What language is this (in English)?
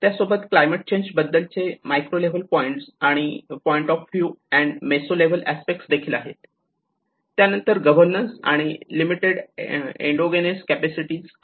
Marathi